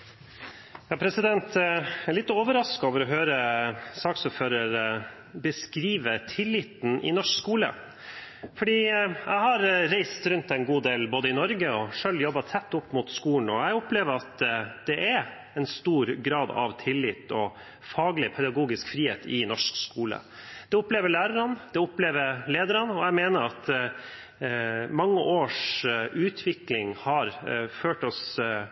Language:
Norwegian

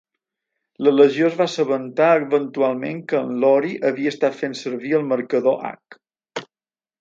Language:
Catalan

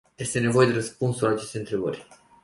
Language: Romanian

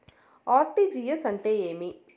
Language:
Telugu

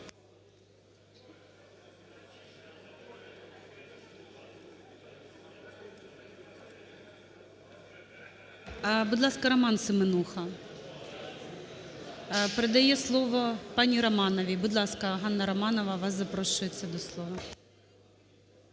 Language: Ukrainian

